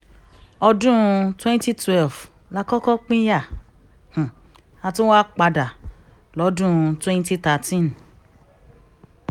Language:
Yoruba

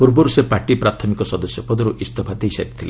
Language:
Odia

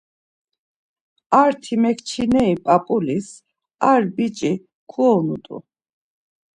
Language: Laz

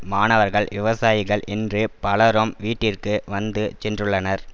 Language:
Tamil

